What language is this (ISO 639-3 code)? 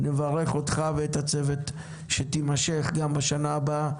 heb